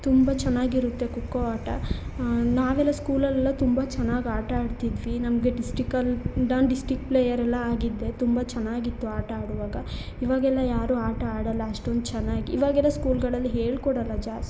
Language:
Kannada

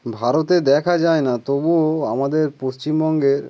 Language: Bangla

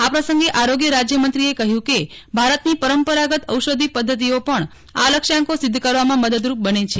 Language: Gujarati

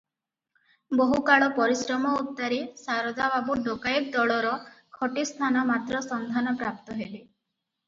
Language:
Odia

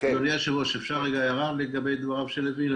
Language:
Hebrew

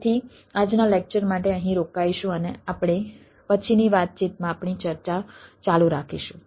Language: Gujarati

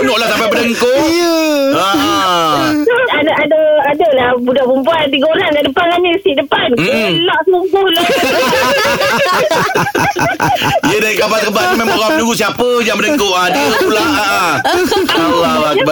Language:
Malay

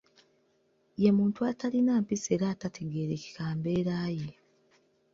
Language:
Ganda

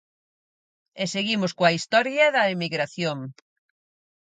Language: Galician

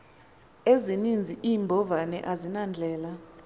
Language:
Xhosa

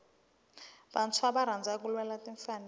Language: Tsonga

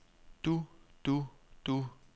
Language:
Danish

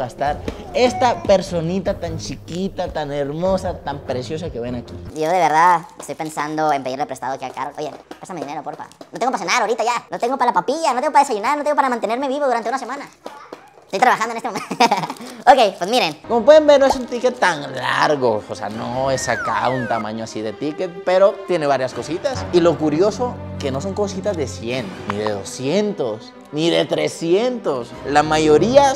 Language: Spanish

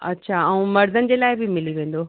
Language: Sindhi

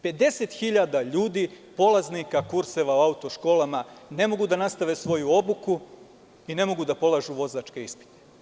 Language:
Serbian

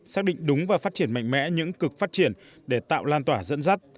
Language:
Vietnamese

